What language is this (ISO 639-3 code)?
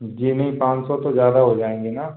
hin